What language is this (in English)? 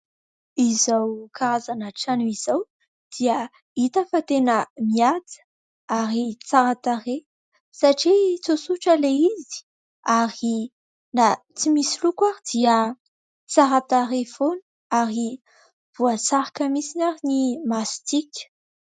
Malagasy